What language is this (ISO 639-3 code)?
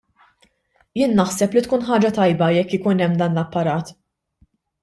mlt